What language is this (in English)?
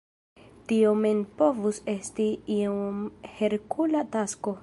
Esperanto